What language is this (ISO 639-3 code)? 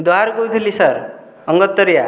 ori